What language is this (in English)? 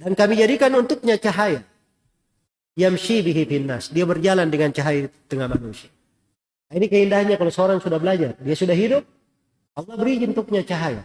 Indonesian